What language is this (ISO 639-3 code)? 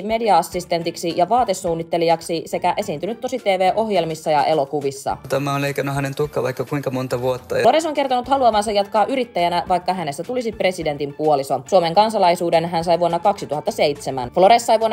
fin